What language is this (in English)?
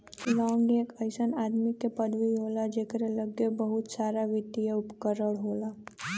Bhojpuri